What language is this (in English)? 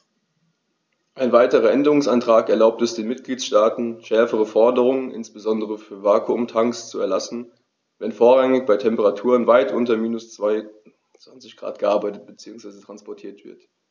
German